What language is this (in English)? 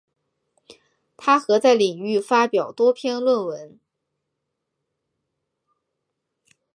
Chinese